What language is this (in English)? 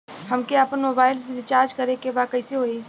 Bhojpuri